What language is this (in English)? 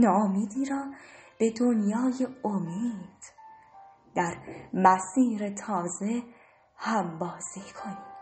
Persian